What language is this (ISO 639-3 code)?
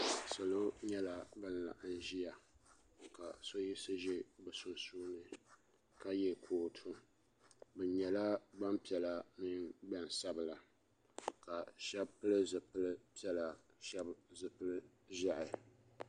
dag